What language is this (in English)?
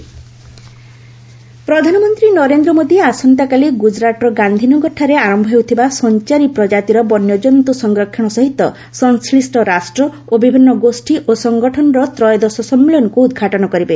Odia